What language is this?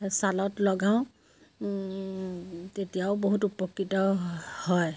Assamese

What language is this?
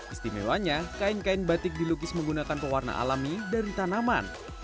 Indonesian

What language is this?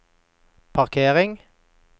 Norwegian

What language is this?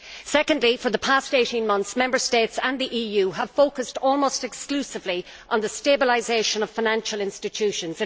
English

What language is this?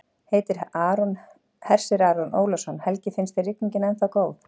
Icelandic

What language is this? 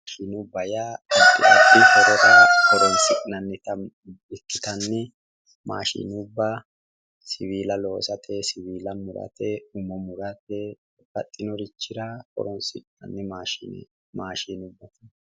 Sidamo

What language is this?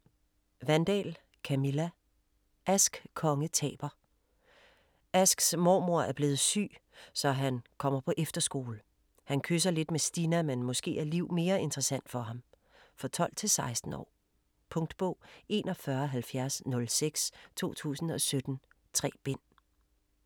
Danish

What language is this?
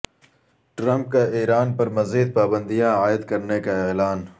Urdu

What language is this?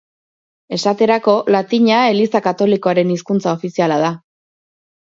Basque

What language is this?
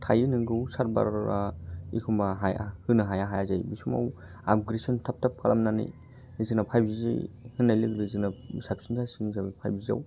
Bodo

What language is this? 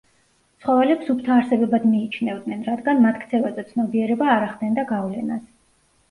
Georgian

